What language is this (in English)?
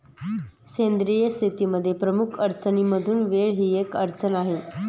Marathi